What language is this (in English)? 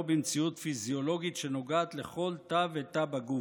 Hebrew